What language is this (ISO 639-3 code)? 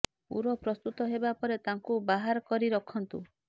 ori